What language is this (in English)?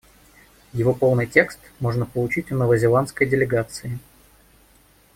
Russian